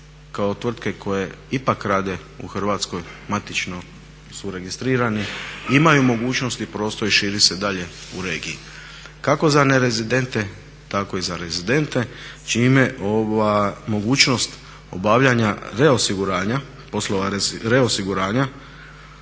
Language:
Croatian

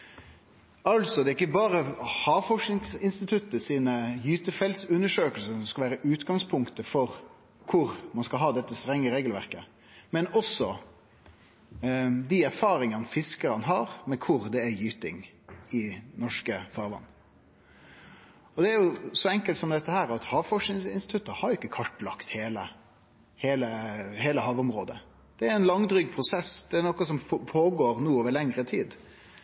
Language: Norwegian Nynorsk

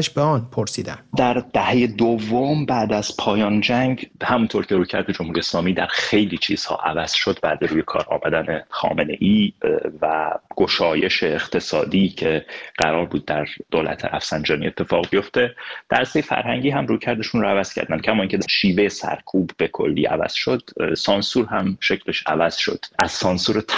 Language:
Persian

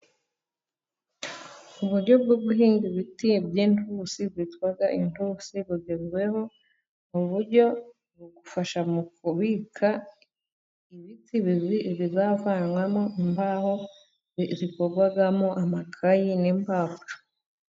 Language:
Kinyarwanda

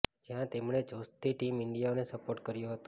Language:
Gujarati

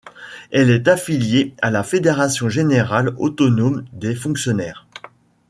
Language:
French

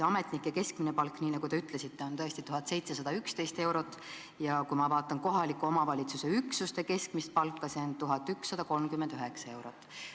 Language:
Estonian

